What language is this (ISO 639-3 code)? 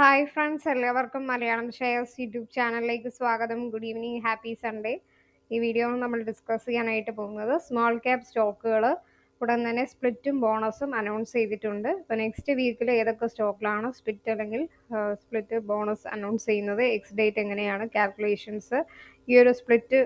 mal